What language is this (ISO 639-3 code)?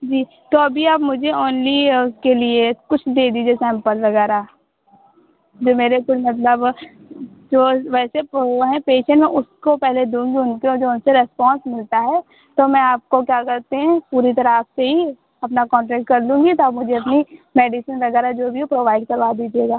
hin